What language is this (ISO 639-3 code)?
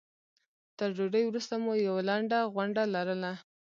pus